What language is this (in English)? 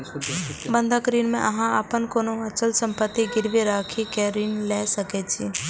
Maithili